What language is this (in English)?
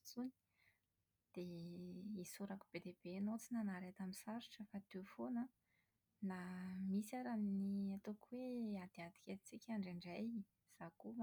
Malagasy